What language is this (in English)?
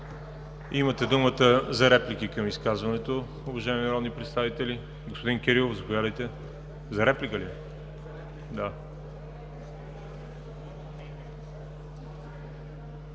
Bulgarian